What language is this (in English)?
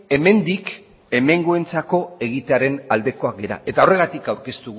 Basque